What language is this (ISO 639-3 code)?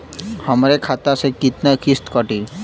bho